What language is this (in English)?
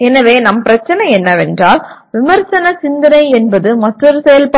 Tamil